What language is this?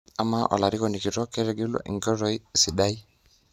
Masai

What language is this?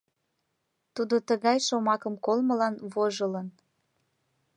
Mari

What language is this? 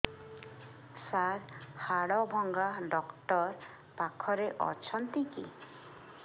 Odia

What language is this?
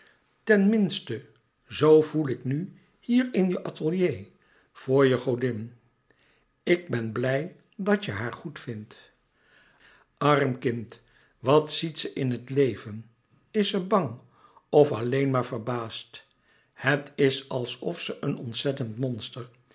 Dutch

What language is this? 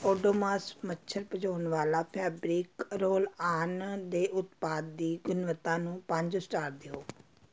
Punjabi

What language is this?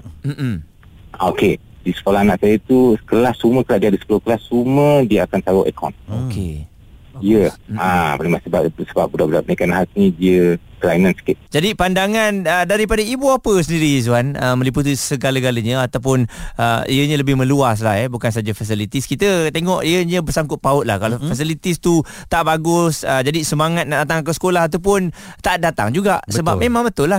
Malay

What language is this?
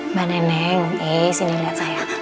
Indonesian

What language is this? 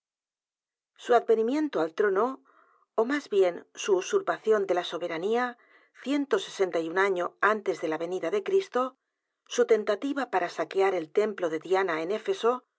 Spanish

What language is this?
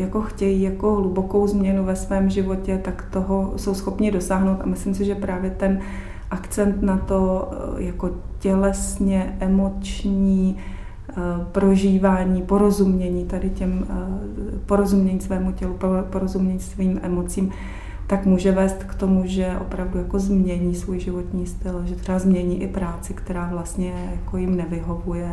Czech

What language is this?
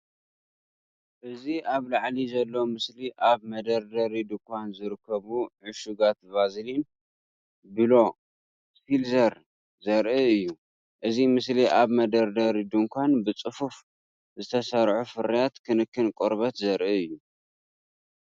Tigrinya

